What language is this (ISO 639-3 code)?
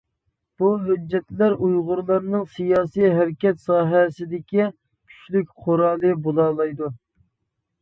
uig